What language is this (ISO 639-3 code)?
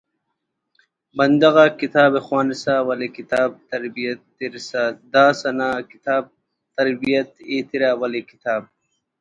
brh